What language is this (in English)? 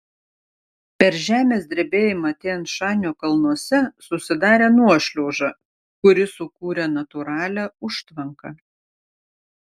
Lithuanian